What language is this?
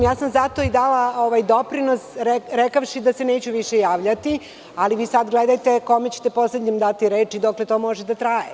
Serbian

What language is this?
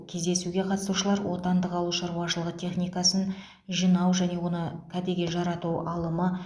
Kazakh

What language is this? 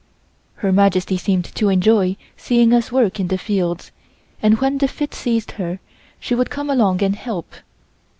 English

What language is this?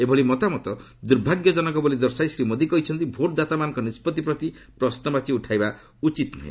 Odia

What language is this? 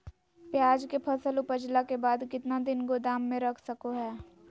Magahi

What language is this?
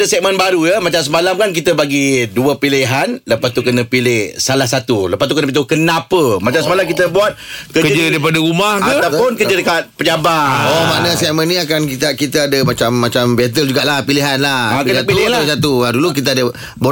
Malay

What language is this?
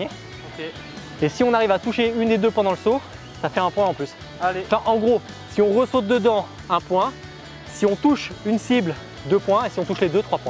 French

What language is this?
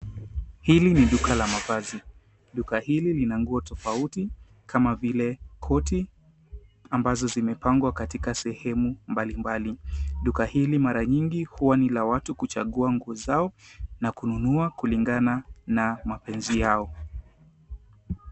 Swahili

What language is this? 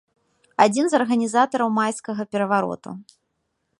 Belarusian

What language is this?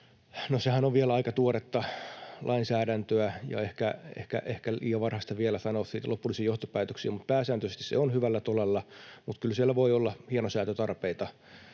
Finnish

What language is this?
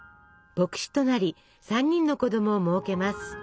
Japanese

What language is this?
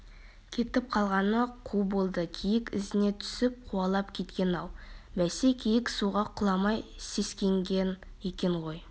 Kazakh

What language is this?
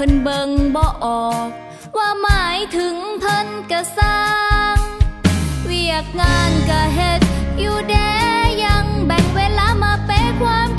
Thai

